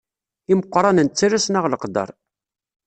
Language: Kabyle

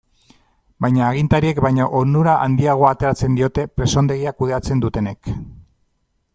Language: Basque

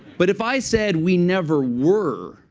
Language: English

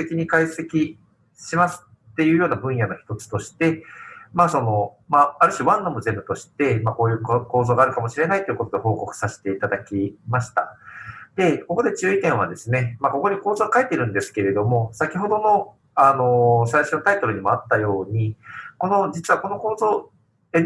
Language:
Japanese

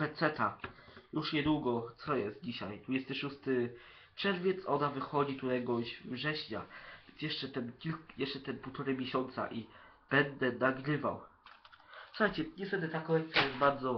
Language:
Polish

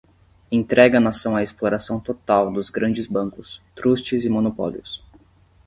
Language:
Portuguese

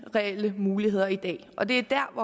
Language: Danish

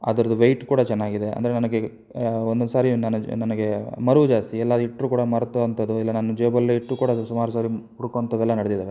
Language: Kannada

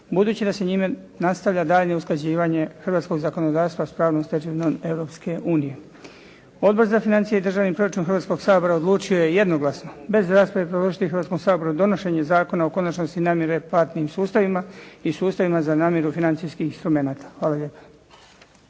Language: Croatian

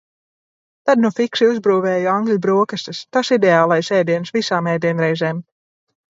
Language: Latvian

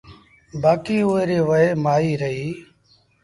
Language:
Sindhi Bhil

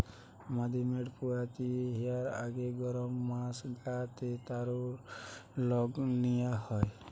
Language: Bangla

